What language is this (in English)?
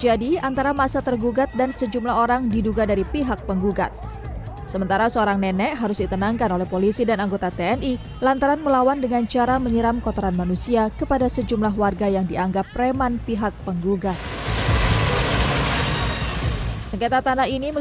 Indonesian